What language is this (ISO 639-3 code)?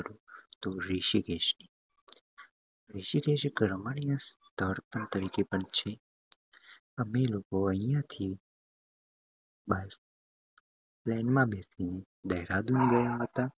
guj